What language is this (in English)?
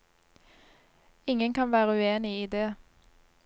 Norwegian